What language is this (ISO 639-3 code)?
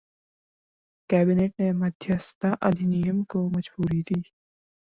hin